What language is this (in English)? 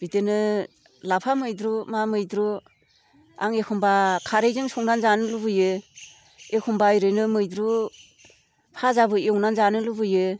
Bodo